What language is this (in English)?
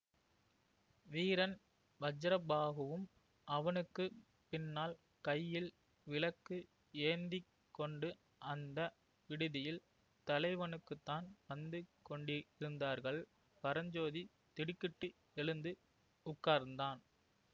Tamil